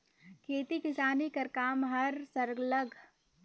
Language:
Chhattisgarhi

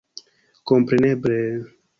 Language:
Esperanto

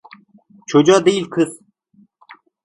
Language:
Turkish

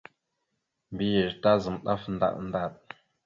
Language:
Mada (Cameroon)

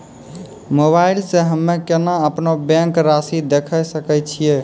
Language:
Maithili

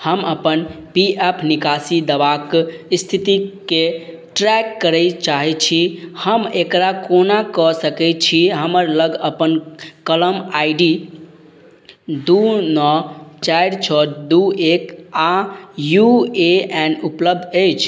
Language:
Maithili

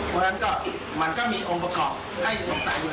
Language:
Thai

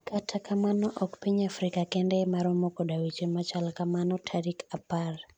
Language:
Luo (Kenya and Tanzania)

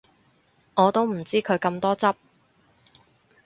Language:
Cantonese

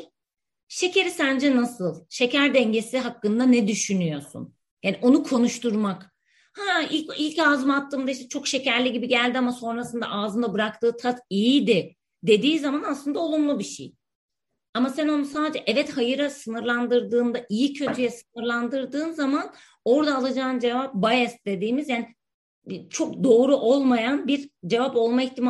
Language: Turkish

